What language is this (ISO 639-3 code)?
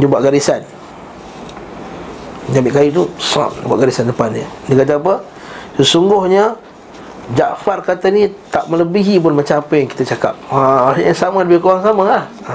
msa